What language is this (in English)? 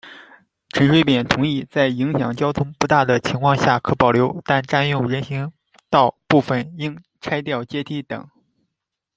Chinese